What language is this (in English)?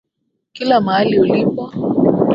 Swahili